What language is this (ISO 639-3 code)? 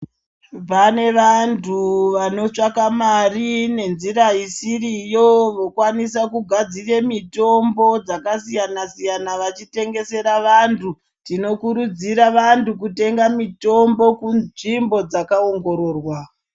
ndc